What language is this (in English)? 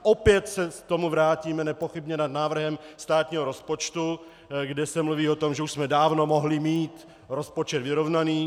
Czech